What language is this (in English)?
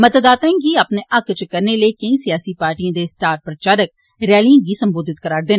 Dogri